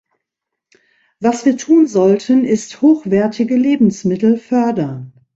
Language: German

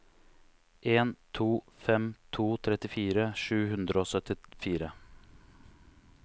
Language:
Norwegian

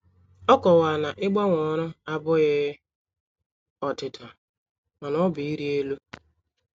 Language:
Igbo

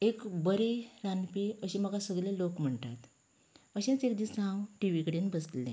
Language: Konkani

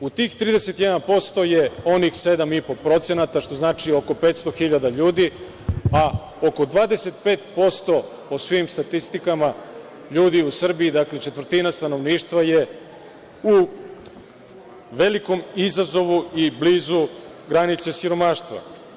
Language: Serbian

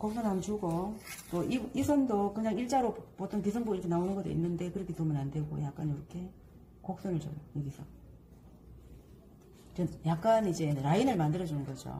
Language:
Korean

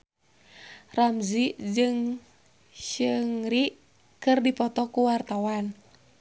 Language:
Sundanese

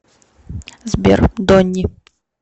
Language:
Russian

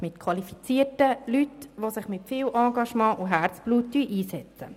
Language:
Swiss German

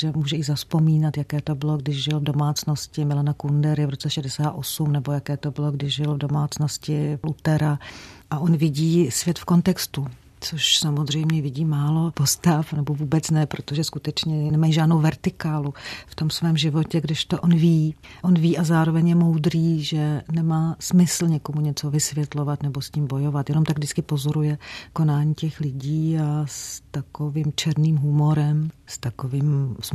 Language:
Czech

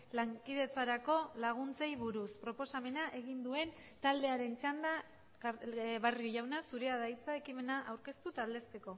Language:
Basque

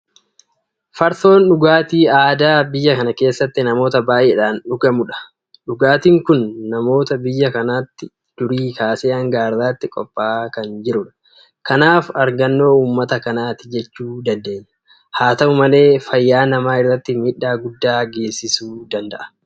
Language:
Oromo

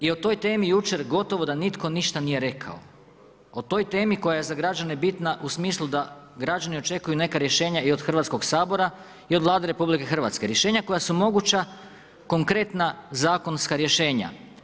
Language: Croatian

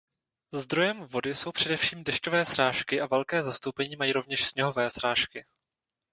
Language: Czech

